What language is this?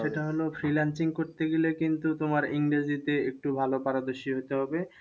Bangla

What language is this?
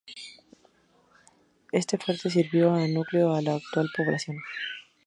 Spanish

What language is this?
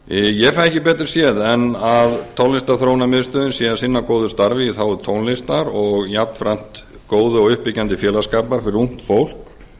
Icelandic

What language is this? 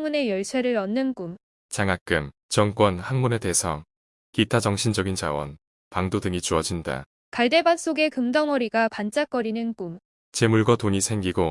Korean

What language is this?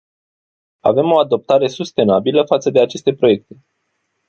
Romanian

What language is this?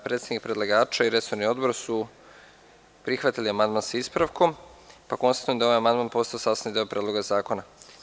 Serbian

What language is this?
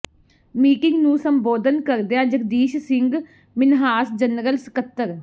Punjabi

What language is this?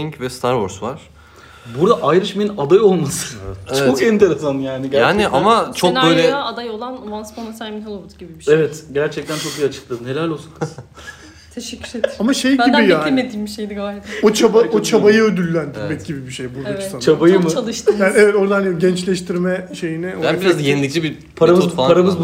Turkish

